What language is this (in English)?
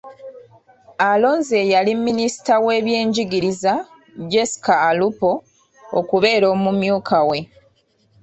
Ganda